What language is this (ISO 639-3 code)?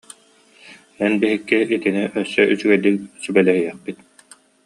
sah